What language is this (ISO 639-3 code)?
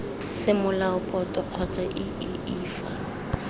tsn